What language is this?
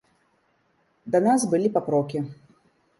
Belarusian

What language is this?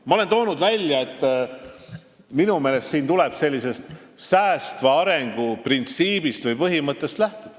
Estonian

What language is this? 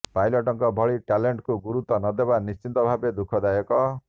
Odia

